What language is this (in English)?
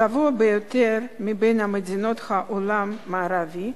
Hebrew